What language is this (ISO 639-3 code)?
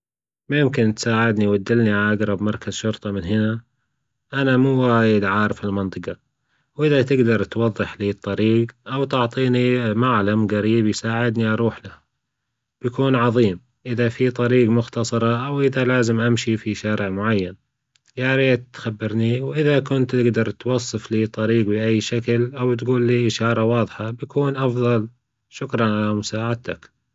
afb